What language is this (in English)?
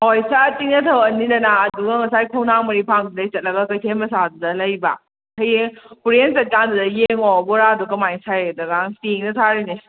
Manipuri